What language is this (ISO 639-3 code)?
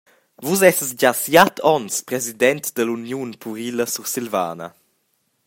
roh